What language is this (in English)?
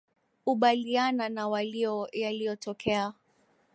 Swahili